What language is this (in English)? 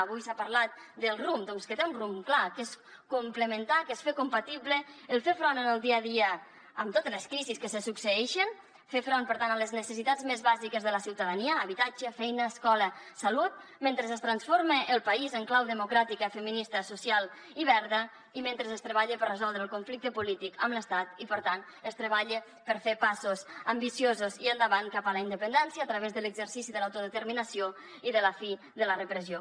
Catalan